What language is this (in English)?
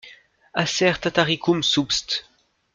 French